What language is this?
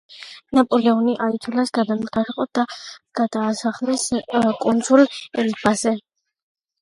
Georgian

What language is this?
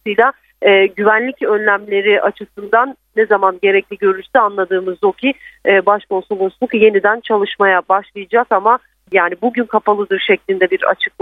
Turkish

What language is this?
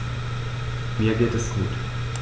German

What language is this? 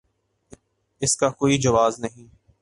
Urdu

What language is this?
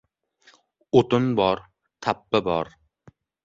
Uzbek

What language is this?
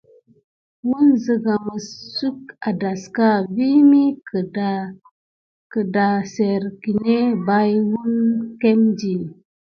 Gidar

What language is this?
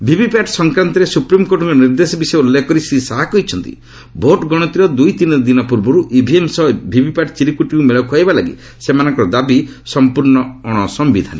Odia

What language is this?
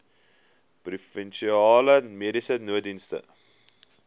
Afrikaans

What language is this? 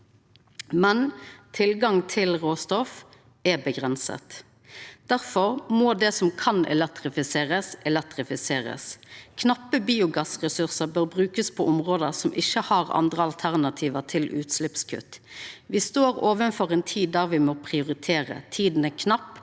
Norwegian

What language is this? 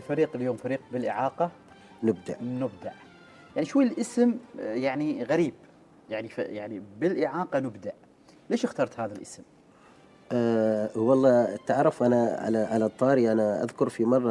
Arabic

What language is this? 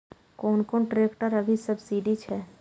Maithili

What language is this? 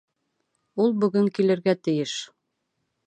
Bashkir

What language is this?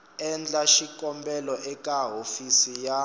Tsonga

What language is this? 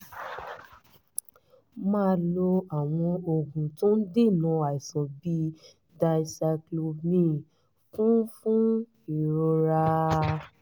Yoruba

